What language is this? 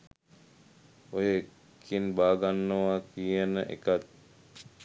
Sinhala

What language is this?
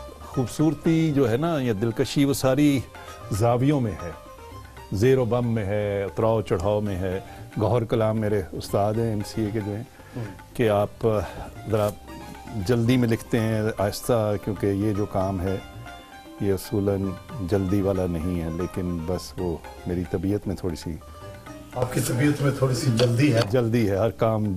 Hindi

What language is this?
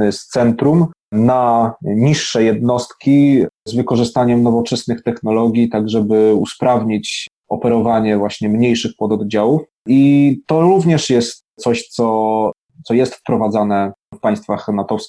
Polish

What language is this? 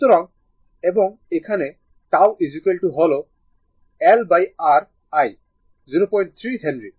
Bangla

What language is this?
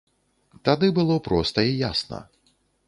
Belarusian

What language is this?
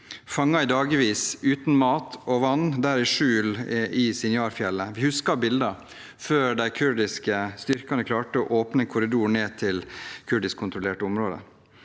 Norwegian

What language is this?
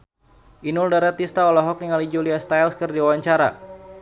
Sundanese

